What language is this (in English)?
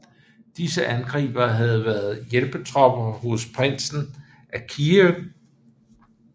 Danish